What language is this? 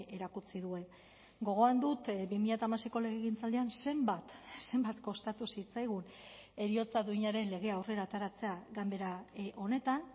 Basque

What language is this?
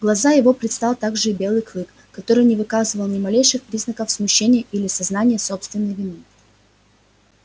Russian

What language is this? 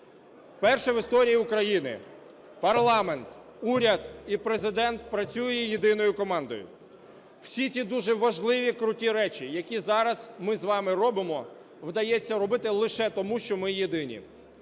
Ukrainian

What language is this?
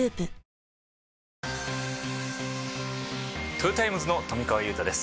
Japanese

